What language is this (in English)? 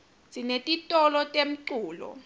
Swati